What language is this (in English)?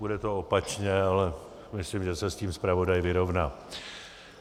Czech